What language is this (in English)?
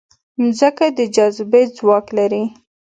Pashto